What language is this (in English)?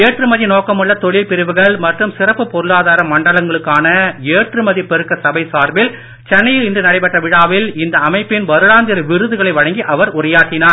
Tamil